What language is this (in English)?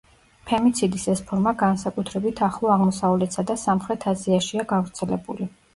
Georgian